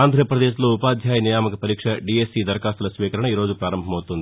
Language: Telugu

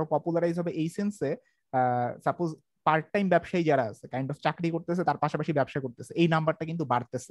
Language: Bangla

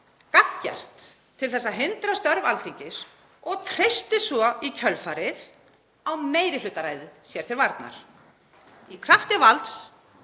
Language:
Icelandic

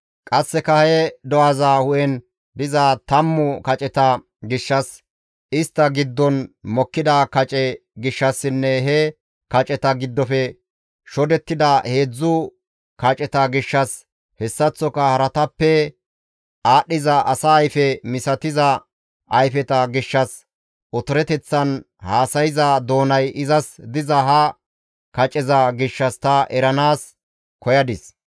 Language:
Gamo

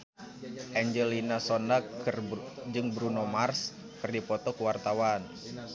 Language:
Sundanese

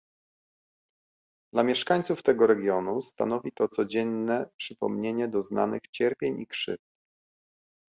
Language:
Polish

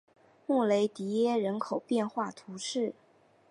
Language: Chinese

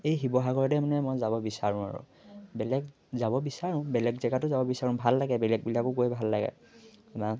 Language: Assamese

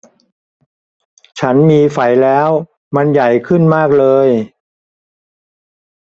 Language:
Thai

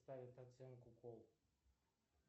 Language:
Russian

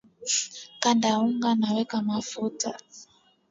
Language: Swahili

